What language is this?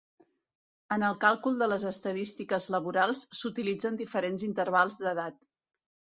Catalan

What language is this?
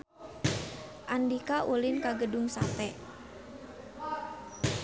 Sundanese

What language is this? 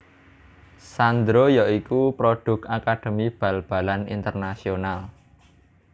Javanese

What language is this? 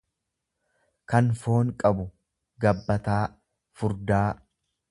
Oromo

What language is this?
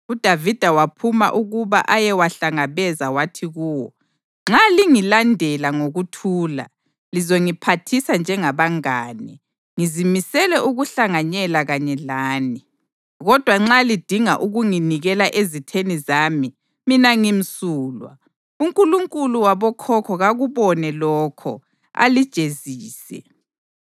North Ndebele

